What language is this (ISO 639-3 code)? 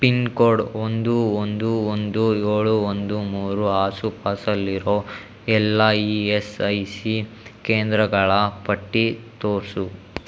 kan